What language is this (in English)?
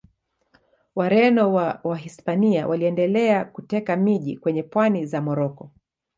Swahili